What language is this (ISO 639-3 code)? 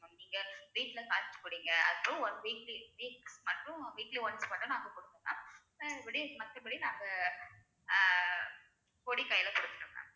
tam